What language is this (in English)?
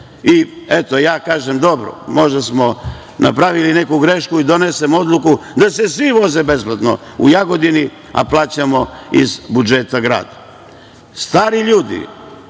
Serbian